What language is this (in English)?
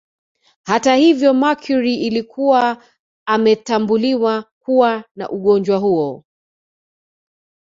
Swahili